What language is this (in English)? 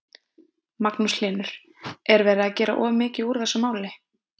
Icelandic